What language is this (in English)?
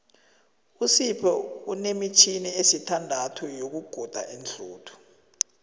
South Ndebele